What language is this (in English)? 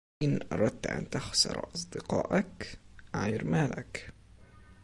Arabic